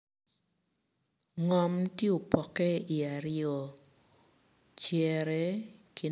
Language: Acoli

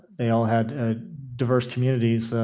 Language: English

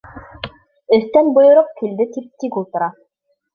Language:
Bashkir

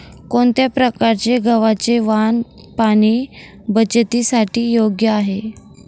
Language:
Marathi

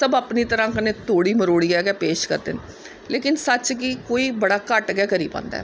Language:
Dogri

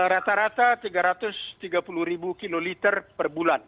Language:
Indonesian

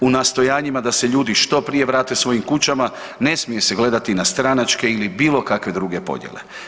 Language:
Croatian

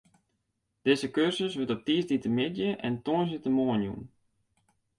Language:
Western Frisian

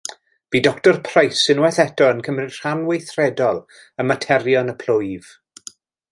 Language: Welsh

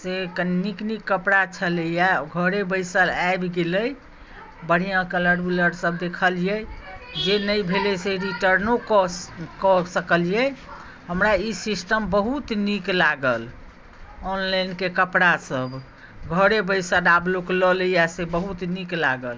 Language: Maithili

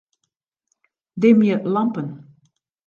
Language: Western Frisian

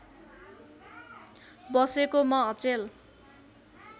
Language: Nepali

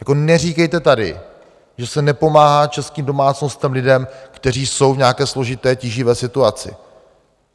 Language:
Czech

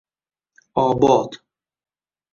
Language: Uzbek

